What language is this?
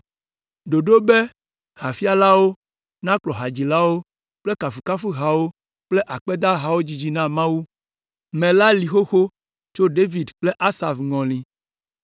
Ewe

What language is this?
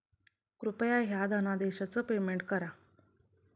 Marathi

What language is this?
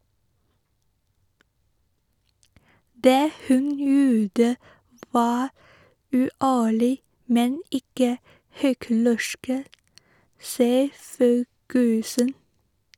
Norwegian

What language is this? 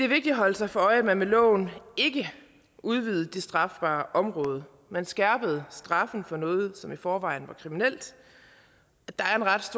Danish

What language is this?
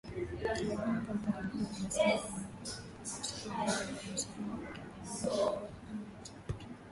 Swahili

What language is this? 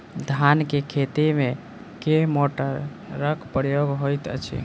Maithili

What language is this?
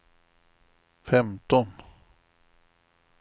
Swedish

